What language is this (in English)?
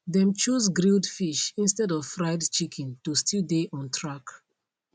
Nigerian Pidgin